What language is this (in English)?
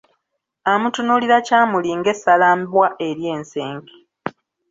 Ganda